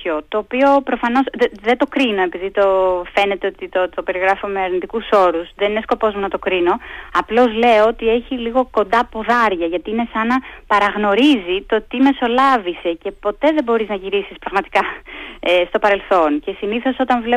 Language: Greek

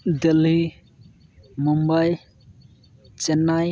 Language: Santali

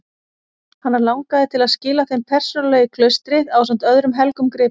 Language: Icelandic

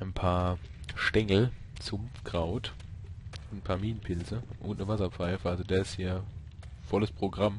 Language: German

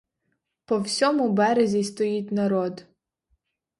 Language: Ukrainian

